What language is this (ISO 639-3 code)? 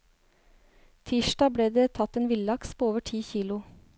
nor